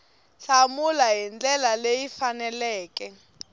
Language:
Tsonga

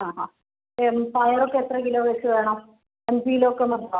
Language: Malayalam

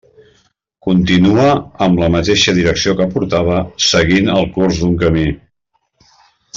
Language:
Catalan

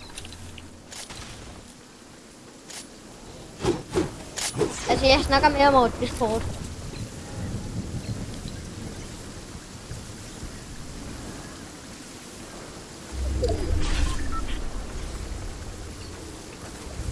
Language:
Danish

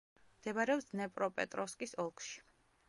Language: Georgian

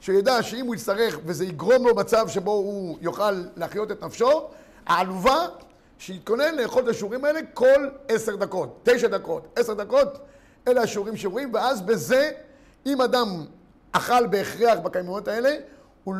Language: Hebrew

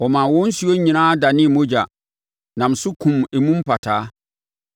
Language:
Akan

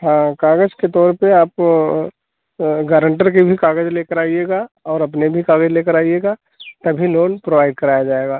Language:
Hindi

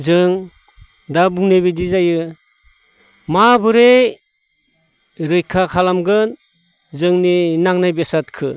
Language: Bodo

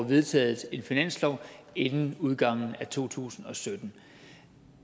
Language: Danish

